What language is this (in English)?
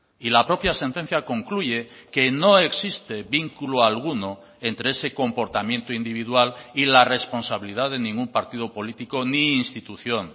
Spanish